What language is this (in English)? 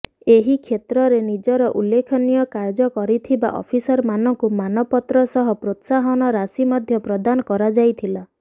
Odia